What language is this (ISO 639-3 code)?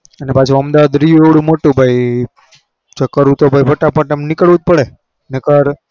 guj